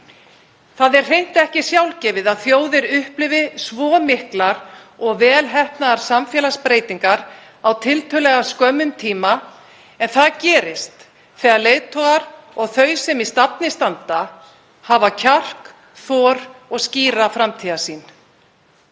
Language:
Icelandic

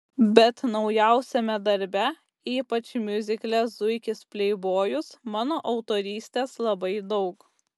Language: Lithuanian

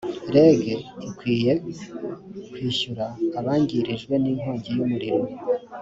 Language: Kinyarwanda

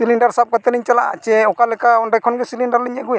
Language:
Santali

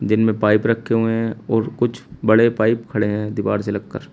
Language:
Hindi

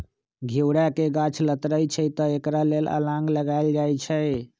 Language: Magahi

